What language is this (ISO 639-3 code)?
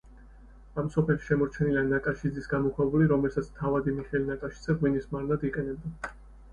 kat